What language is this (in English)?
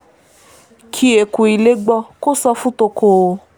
Yoruba